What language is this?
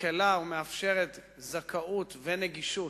Hebrew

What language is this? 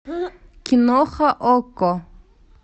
Russian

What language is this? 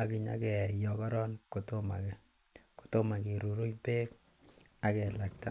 Kalenjin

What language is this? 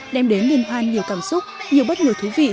Vietnamese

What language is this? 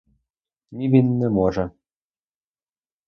Ukrainian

